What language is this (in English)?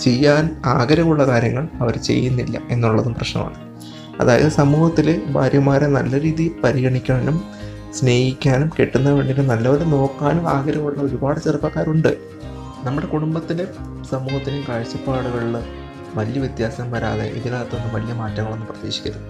Malayalam